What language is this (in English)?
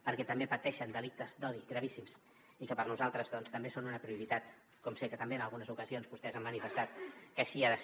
Catalan